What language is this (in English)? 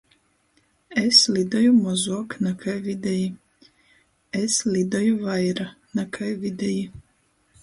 Latgalian